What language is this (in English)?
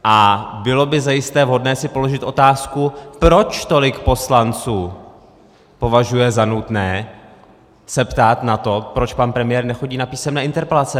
Czech